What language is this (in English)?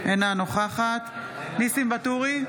Hebrew